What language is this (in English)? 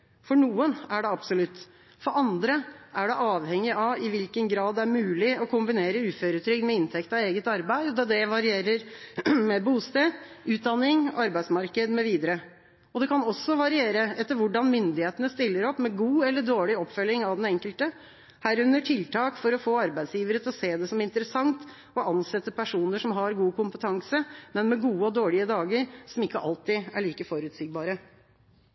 Norwegian Bokmål